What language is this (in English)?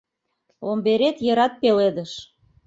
Mari